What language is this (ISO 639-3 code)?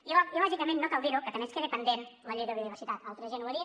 cat